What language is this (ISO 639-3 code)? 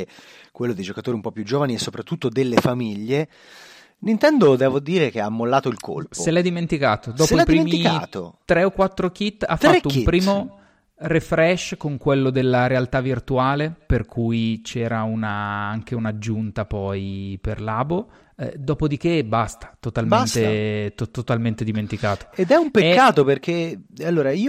ita